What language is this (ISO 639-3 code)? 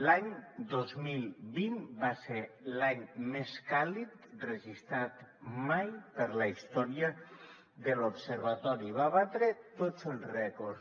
cat